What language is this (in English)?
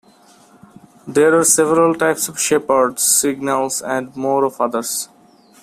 English